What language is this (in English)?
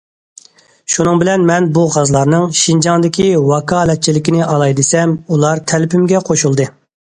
Uyghur